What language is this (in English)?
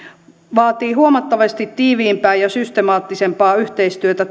Finnish